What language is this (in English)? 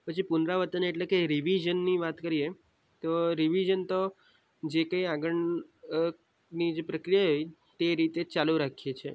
Gujarati